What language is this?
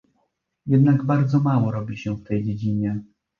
Polish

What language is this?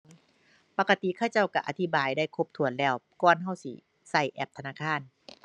Thai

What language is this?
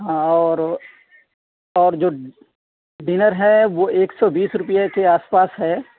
Urdu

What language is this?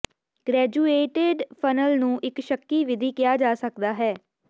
Punjabi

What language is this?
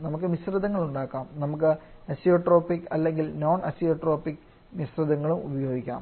Malayalam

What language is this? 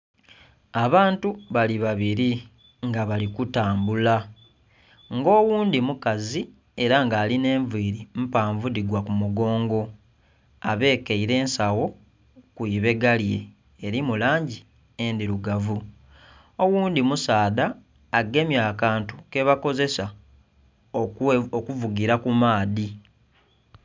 Soga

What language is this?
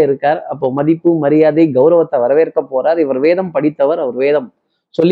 Tamil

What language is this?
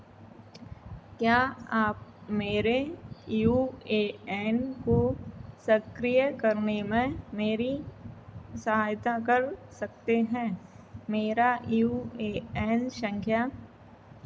Hindi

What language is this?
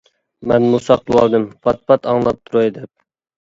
Uyghur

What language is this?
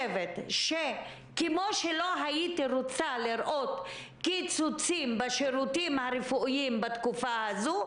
Hebrew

